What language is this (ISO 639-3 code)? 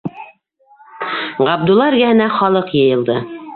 bak